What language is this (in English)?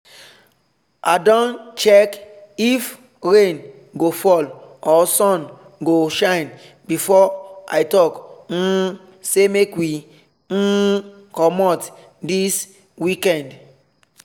Nigerian Pidgin